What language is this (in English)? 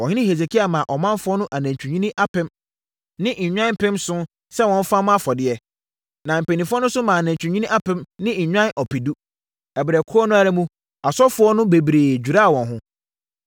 Akan